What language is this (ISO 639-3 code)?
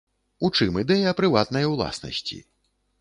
bel